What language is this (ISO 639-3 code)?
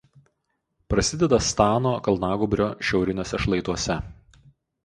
lit